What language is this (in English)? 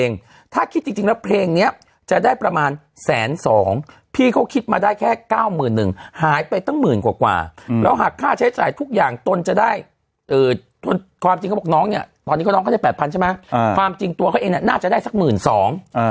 Thai